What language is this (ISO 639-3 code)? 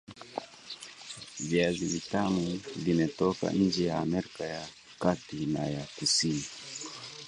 swa